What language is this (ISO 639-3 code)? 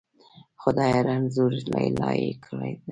pus